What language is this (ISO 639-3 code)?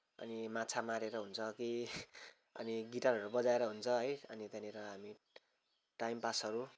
nep